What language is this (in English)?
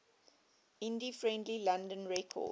English